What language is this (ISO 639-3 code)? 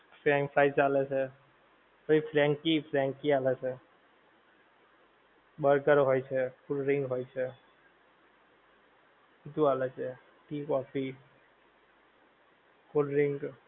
guj